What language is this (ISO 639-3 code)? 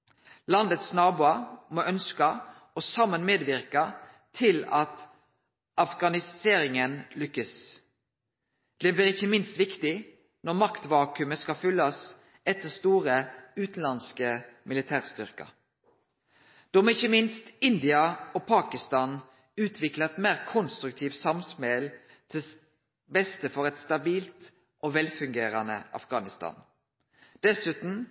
nno